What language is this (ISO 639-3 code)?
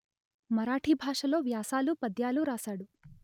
tel